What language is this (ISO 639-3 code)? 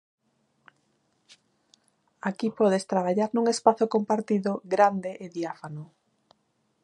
glg